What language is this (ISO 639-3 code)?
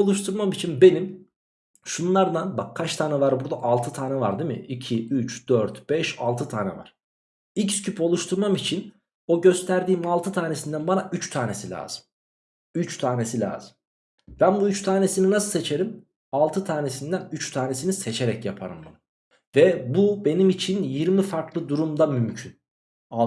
tur